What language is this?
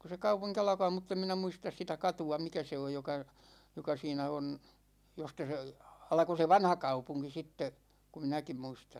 Finnish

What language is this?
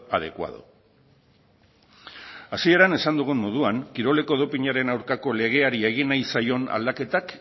Basque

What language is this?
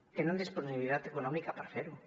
Catalan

